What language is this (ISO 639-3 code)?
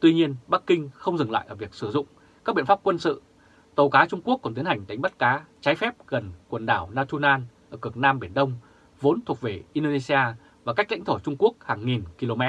vie